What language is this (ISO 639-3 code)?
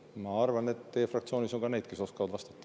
est